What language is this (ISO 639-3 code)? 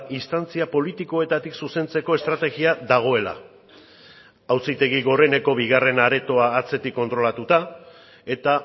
eus